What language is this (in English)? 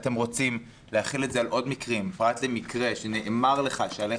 Hebrew